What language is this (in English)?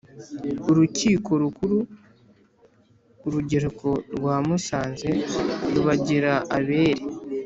Kinyarwanda